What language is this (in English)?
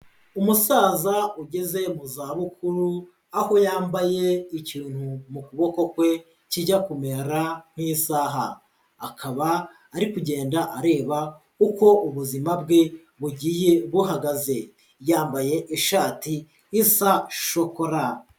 Kinyarwanda